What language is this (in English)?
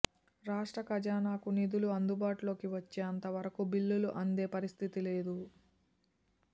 Telugu